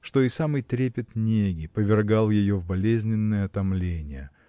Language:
Russian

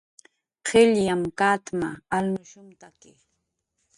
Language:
Jaqaru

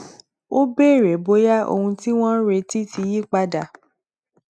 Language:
Yoruba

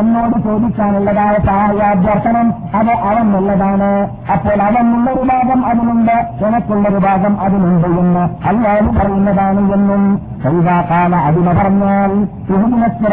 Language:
Malayalam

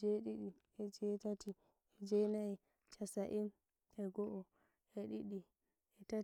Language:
Nigerian Fulfulde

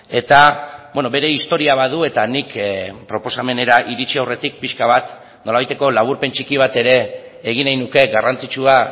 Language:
Basque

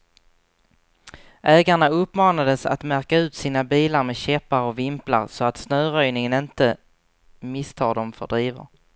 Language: Swedish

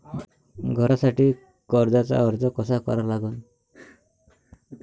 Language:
Marathi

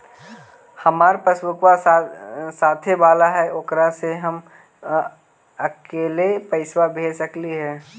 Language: Magahi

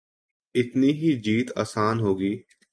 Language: Urdu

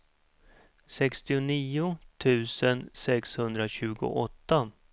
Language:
Swedish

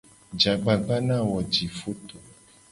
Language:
Gen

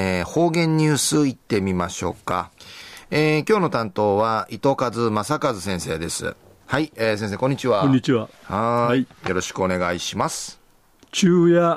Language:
Japanese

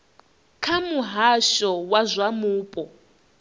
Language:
Venda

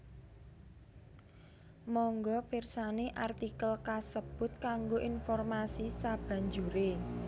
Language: Javanese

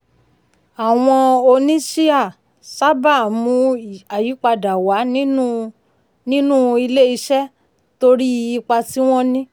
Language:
Yoruba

